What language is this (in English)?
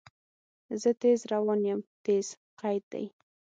Pashto